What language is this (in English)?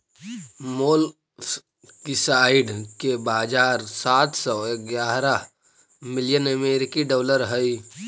Magahi